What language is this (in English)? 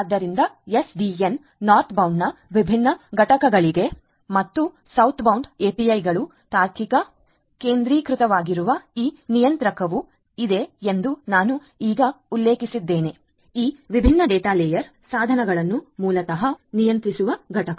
Kannada